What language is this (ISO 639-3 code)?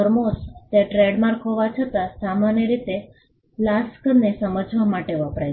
guj